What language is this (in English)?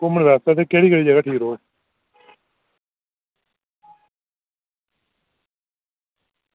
Dogri